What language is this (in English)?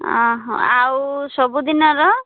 Odia